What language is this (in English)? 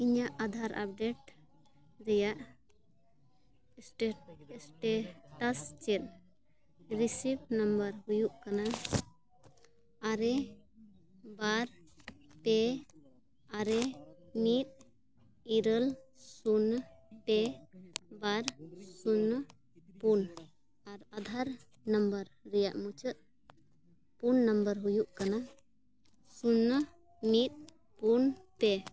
Santali